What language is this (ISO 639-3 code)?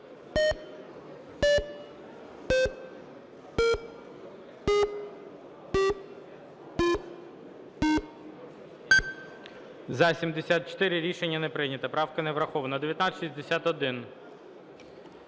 ukr